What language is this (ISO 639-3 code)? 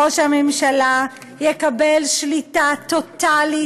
heb